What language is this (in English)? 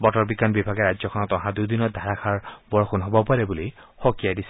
Assamese